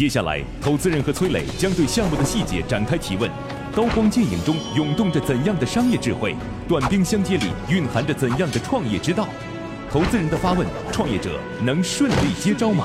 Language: Chinese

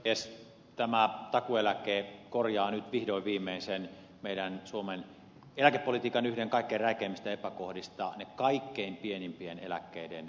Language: Finnish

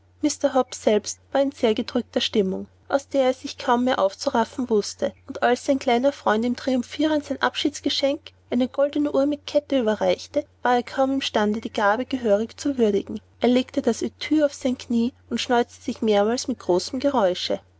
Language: German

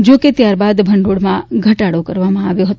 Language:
Gujarati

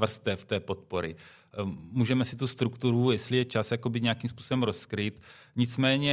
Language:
Czech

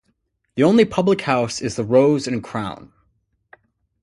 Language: English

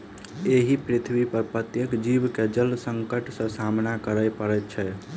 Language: Maithili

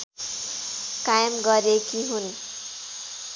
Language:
Nepali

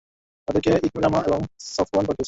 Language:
Bangla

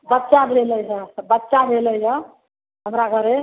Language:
Maithili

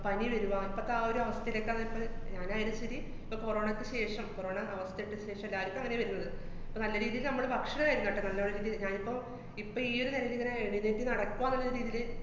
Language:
Malayalam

